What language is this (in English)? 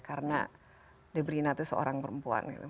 Indonesian